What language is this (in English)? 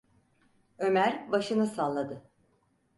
Turkish